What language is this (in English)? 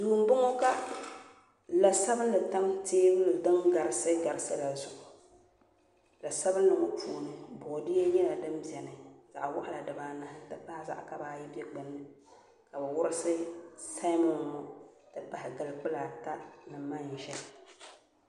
Dagbani